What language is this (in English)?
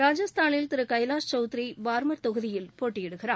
Tamil